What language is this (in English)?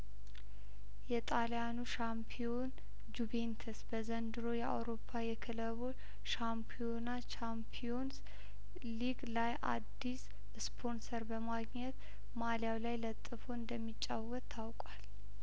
Amharic